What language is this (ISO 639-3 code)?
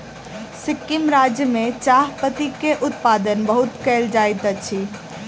mai